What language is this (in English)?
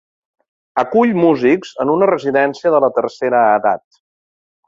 Catalan